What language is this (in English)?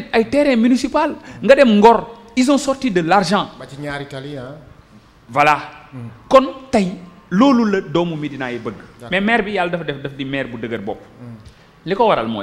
French